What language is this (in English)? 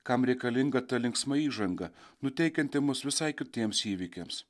Lithuanian